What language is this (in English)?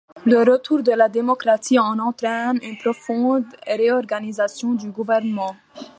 French